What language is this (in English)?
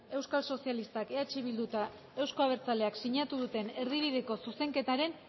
Basque